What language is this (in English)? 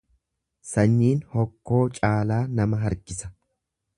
Oromo